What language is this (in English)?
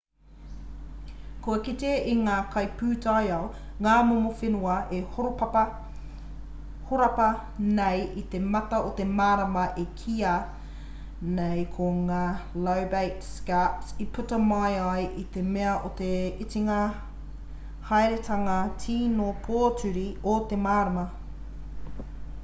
Māori